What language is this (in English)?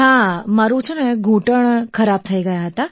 Gujarati